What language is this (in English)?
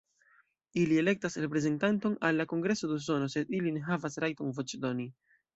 Esperanto